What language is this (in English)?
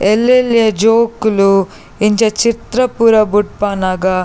Tulu